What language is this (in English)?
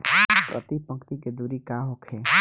Bhojpuri